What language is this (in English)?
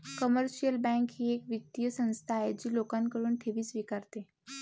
Marathi